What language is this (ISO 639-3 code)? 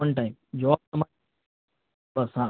guj